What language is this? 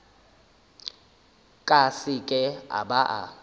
Northern Sotho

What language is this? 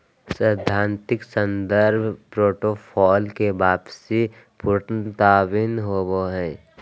Magahi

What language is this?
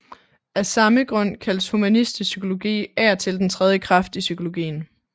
Danish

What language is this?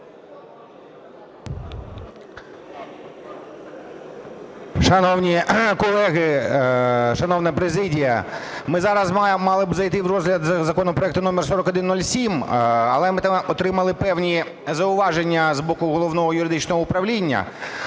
Ukrainian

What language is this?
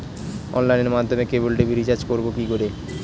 Bangla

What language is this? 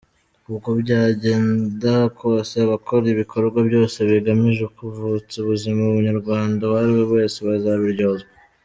Kinyarwanda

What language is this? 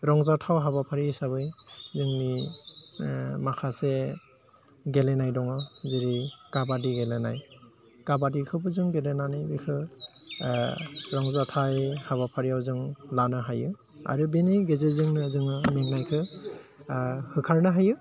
Bodo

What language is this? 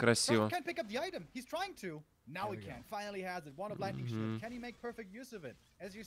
Russian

